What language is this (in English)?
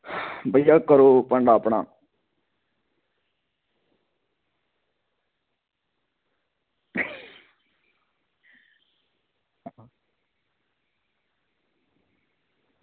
Dogri